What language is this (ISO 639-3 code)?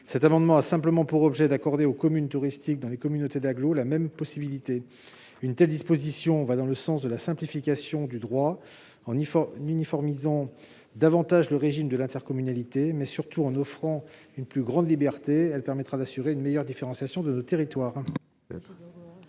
fra